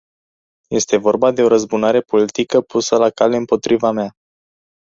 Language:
Romanian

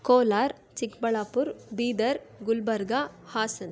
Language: Kannada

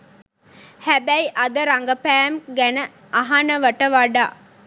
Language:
Sinhala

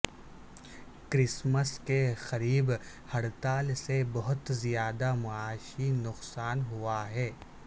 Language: Urdu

